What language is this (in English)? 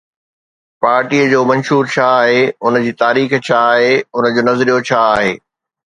Sindhi